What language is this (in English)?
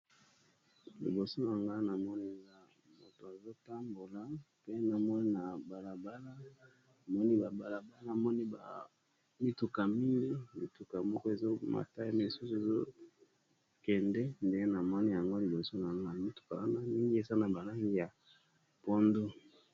Lingala